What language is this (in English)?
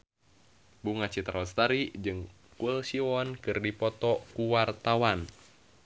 Sundanese